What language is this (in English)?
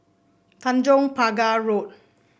English